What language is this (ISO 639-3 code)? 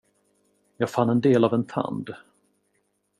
swe